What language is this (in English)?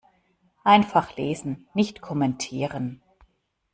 German